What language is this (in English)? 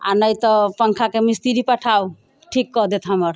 Maithili